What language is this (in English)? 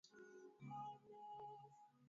Swahili